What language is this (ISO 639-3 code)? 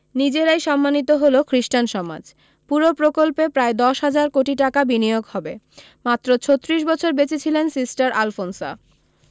ben